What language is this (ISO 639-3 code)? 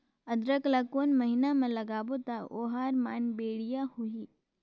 hne